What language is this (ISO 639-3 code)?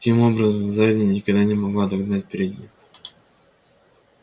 rus